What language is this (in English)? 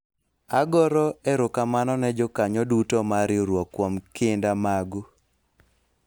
Luo (Kenya and Tanzania)